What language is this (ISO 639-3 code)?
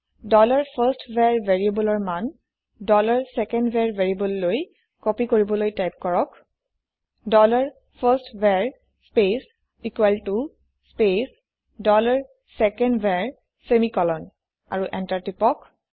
asm